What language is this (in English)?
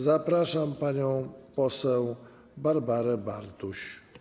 Polish